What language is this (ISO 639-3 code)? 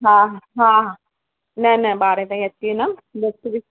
snd